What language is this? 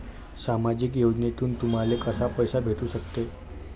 Marathi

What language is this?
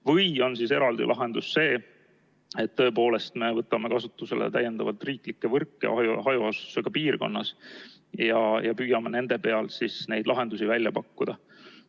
Estonian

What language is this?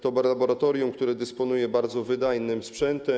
Polish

